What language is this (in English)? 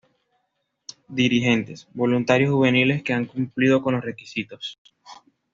Spanish